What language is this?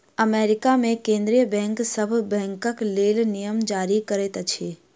Maithili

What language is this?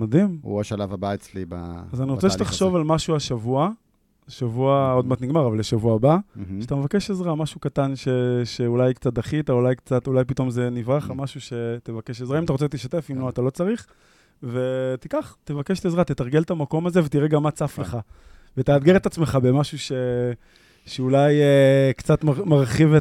Hebrew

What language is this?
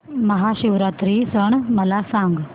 Marathi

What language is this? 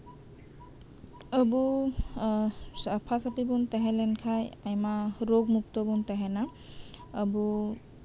Santali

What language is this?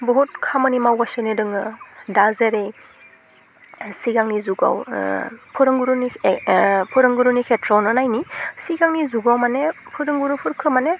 Bodo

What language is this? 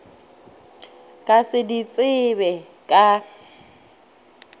Northern Sotho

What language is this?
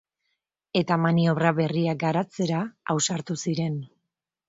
Basque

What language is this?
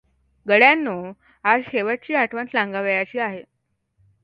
Marathi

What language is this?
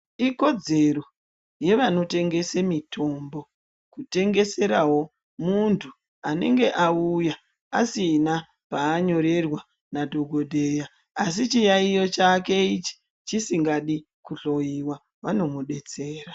Ndau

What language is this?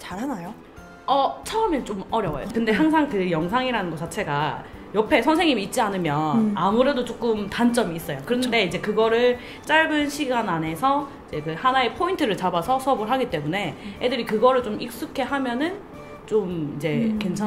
Korean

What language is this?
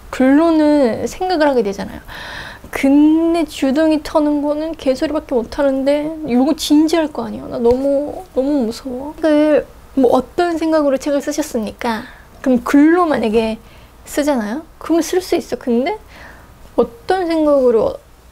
Korean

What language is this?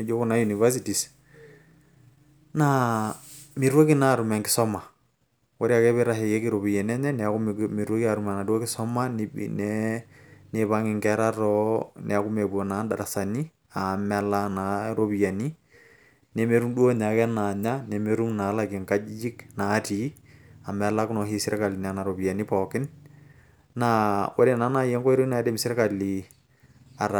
Masai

